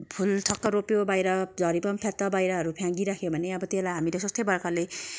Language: Nepali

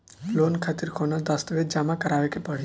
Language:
Bhojpuri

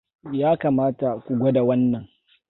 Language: Hausa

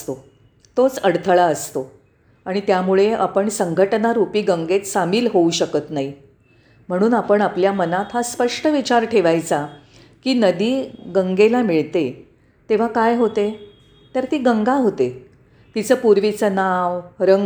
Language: Marathi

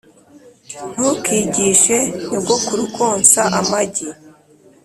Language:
Kinyarwanda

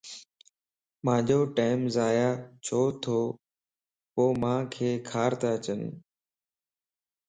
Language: Lasi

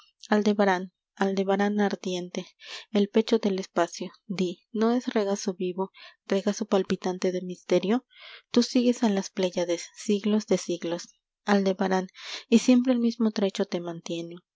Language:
Spanish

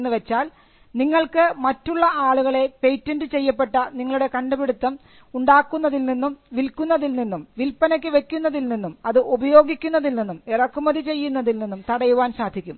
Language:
Malayalam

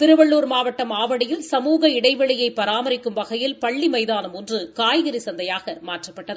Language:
Tamil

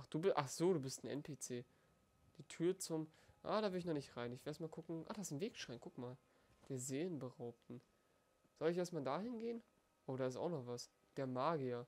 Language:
German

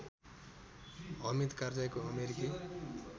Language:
Nepali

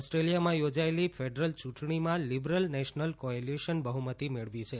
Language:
Gujarati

